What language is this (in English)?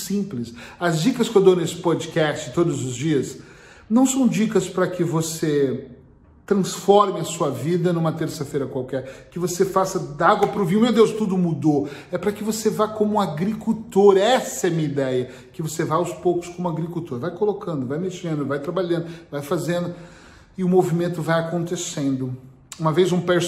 Portuguese